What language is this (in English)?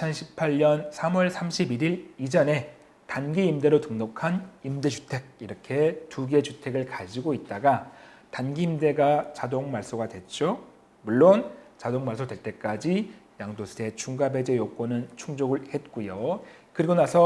Korean